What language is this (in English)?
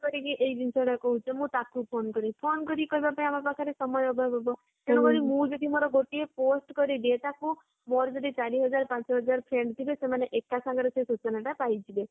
Odia